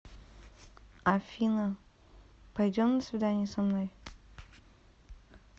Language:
Russian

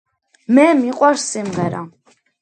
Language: Georgian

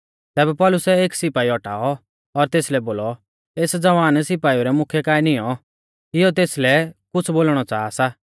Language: Mahasu Pahari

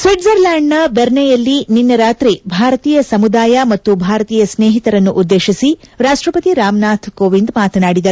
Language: Kannada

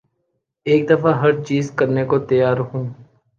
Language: Urdu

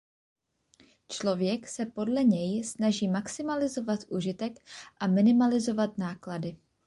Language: Czech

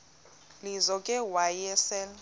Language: Xhosa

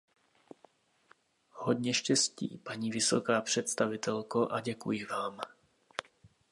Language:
Czech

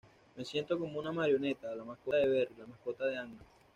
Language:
Spanish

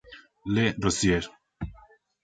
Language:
Spanish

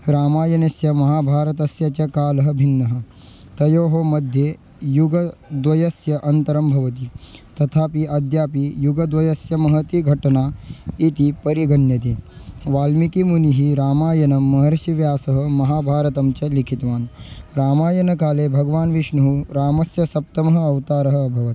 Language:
Sanskrit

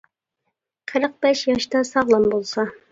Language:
Uyghur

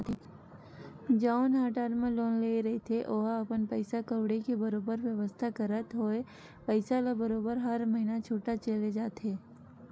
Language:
Chhattisgarhi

